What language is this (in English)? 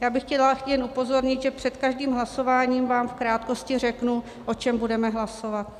Czech